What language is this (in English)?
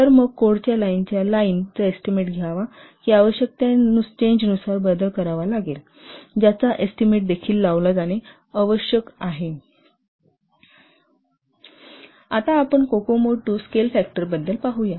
Marathi